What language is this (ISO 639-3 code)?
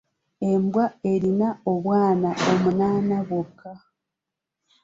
lug